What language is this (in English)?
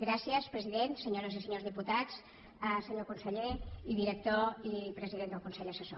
Catalan